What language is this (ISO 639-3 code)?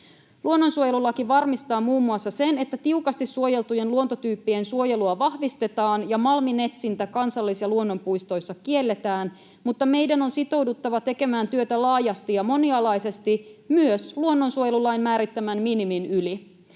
fin